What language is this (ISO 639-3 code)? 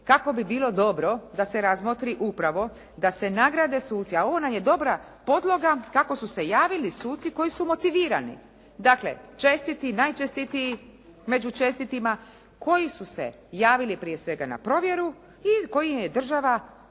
hrv